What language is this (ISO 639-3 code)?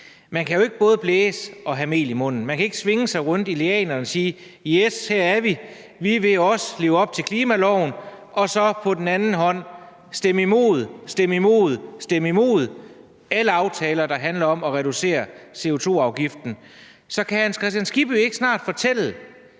dan